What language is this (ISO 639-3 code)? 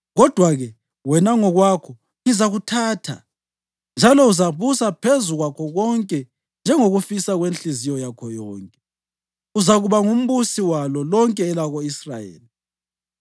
nde